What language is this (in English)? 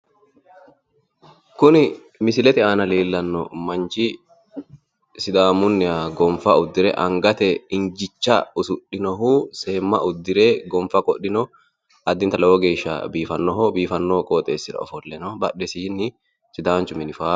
Sidamo